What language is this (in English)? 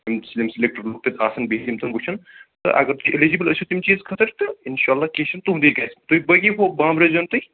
Kashmiri